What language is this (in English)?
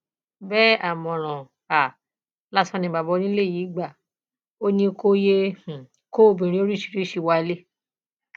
Yoruba